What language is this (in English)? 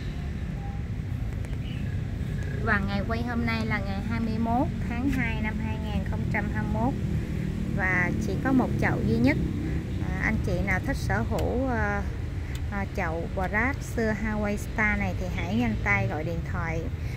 Vietnamese